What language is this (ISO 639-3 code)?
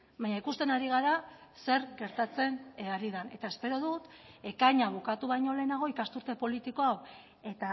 eus